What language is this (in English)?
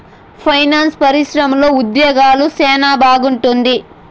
Telugu